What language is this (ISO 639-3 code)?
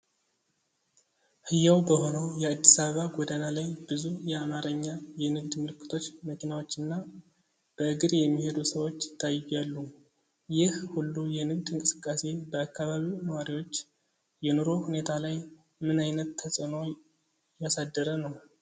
amh